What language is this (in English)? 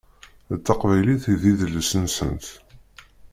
Kabyle